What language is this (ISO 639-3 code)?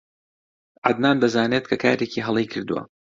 ckb